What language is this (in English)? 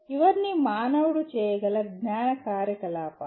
Telugu